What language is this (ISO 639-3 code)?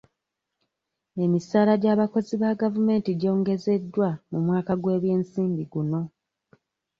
lug